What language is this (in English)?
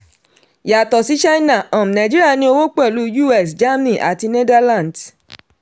Yoruba